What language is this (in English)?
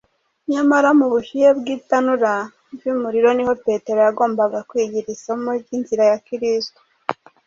Kinyarwanda